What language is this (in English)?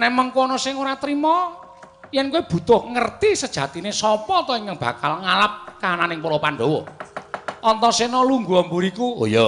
Indonesian